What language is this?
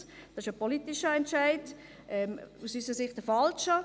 Swiss German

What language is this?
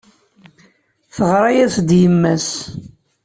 Kabyle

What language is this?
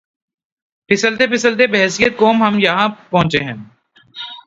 Urdu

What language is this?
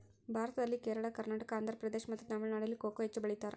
Kannada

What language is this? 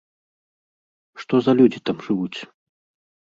Belarusian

